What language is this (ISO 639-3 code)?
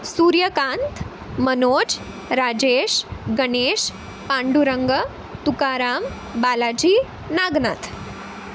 mar